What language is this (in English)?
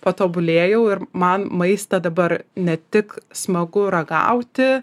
Lithuanian